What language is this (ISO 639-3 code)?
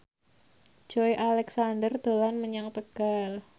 jav